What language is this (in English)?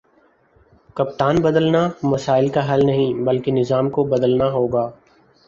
Urdu